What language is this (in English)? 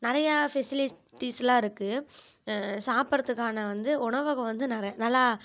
Tamil